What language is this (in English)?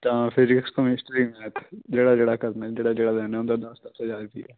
Punjabi